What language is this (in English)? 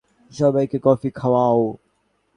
Bangla